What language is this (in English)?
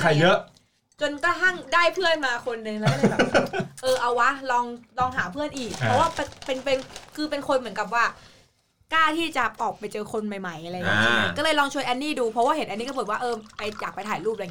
Thai